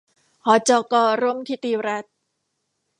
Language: Thai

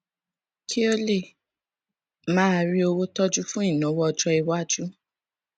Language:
Yoruba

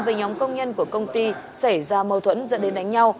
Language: Vietnamese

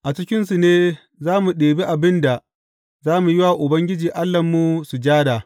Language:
Hausa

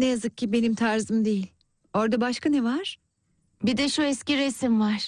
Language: Turkish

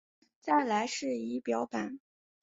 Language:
Chinese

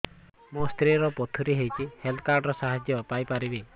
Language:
Odia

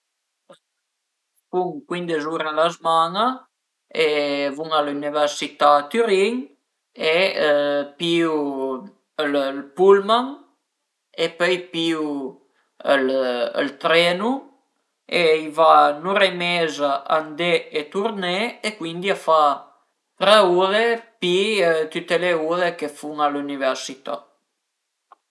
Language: Piedmontese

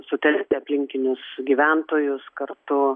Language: Lithuanian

